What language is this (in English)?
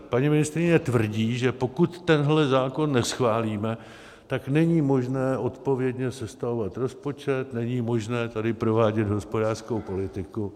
Czech